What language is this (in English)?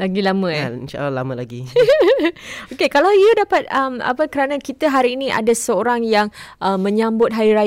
Malay